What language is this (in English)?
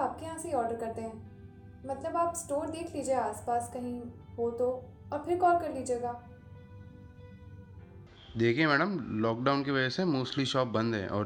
Hindi